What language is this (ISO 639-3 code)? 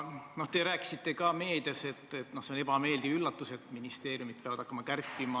est